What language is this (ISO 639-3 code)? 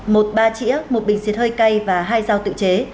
vie